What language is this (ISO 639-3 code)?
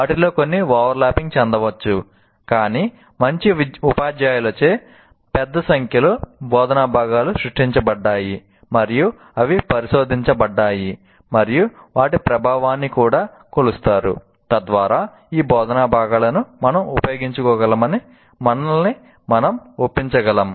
tel